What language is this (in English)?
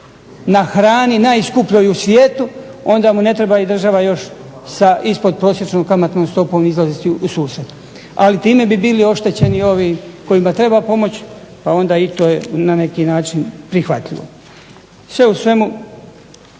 Croatian